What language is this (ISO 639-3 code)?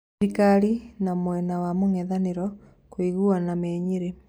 kik